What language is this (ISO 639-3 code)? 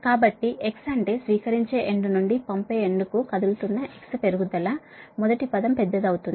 tel